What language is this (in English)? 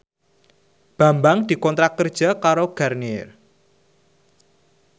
Javanese